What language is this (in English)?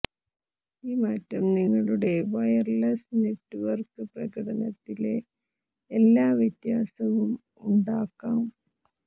Malayalam